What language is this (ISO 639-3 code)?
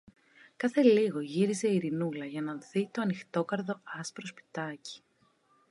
ell